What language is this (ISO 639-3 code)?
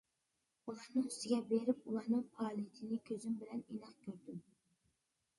uig